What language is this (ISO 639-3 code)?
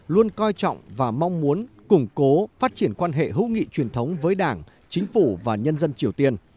vie